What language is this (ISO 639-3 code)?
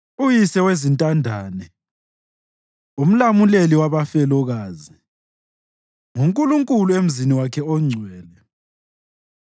nde